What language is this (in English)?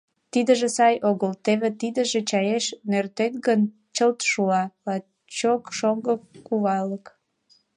Mari